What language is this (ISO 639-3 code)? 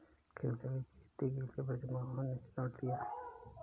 hin